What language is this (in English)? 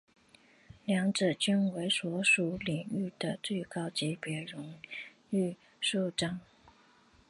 Chinese